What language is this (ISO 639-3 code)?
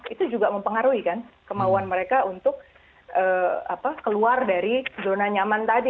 ind